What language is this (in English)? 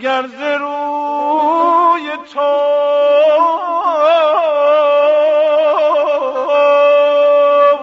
Persian